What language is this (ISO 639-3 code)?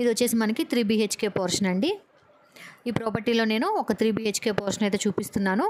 tel